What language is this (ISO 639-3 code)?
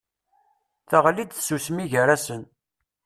kab